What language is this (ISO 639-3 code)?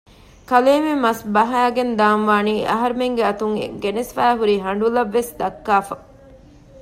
div